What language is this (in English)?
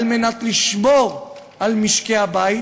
Hebrew